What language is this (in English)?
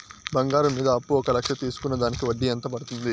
Telugu